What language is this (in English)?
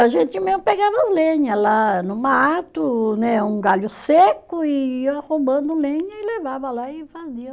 Portuguese